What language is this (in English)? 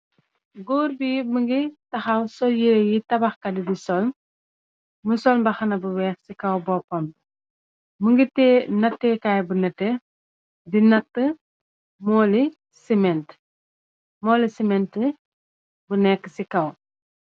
Wolof